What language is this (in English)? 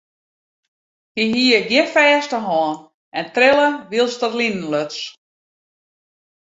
Western Frisian